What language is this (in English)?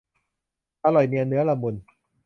Thai